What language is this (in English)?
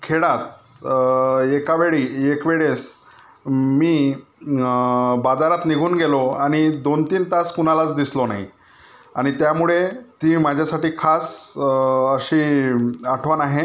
Marathi